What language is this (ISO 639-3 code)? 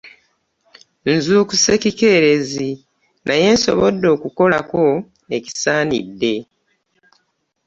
lug